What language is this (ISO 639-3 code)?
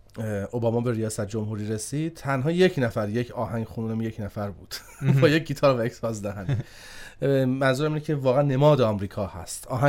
fas